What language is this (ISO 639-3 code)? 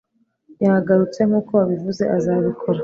kin